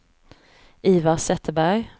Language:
Swedish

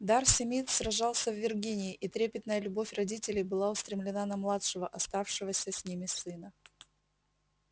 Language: Russian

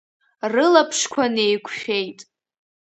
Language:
Abkhazian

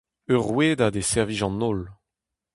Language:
Breton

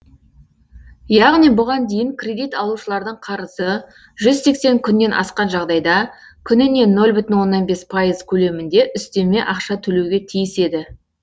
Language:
Kazakh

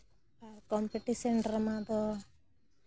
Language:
Santali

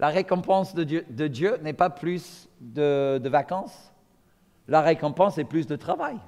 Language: French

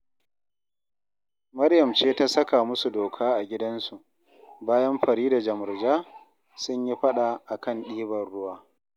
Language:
Hausa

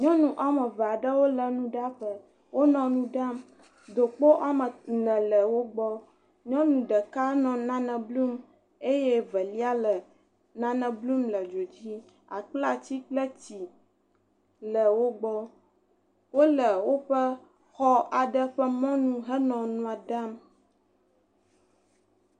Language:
Ewe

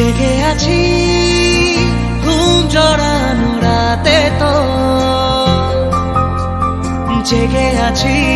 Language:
Romanian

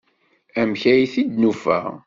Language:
Kabyle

